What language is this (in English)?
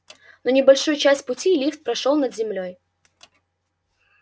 Russian